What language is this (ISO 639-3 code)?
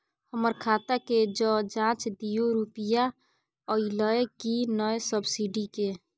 mai